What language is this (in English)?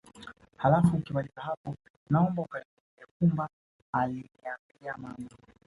Swahili